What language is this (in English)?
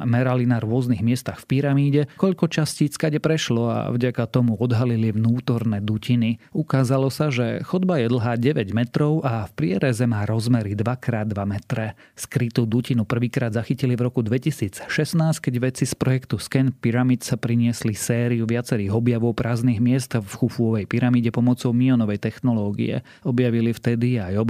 Slovak